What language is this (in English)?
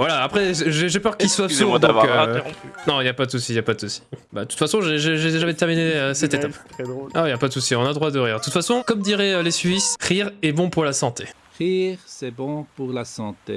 French